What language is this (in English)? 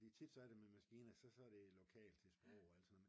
Danish